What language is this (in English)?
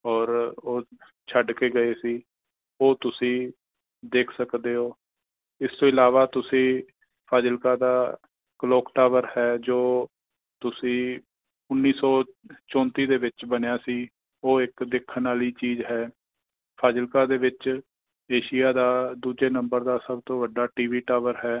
Punjabi